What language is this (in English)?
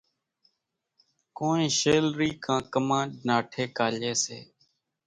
Kachi Koli